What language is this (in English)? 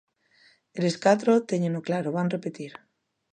Galician